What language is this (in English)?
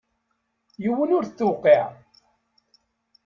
Kabyle